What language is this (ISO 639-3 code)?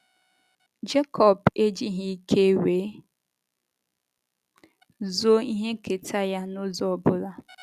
ibo